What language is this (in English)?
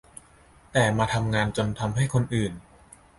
Thai